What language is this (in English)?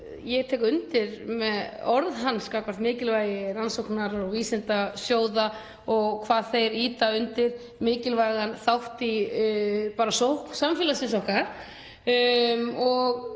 Icelandic